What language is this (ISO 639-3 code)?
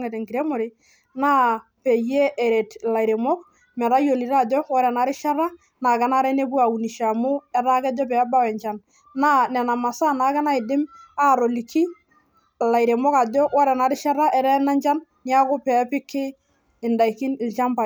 mas